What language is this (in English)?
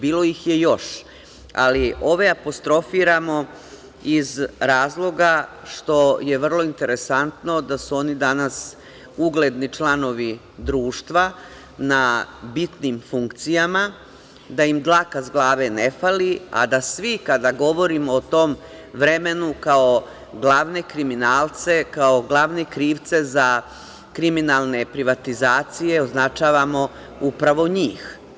Serbian